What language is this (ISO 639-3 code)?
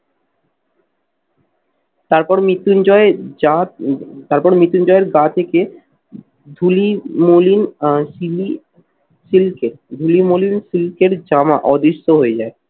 ben